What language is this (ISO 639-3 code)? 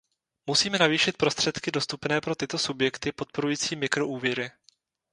ces